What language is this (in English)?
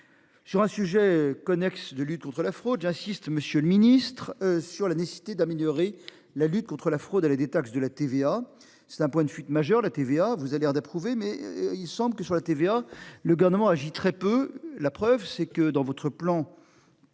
French